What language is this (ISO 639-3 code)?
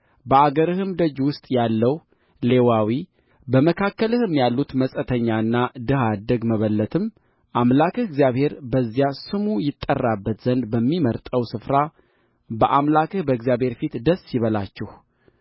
amh